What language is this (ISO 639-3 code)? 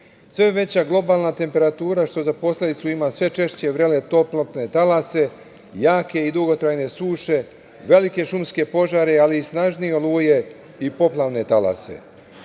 srp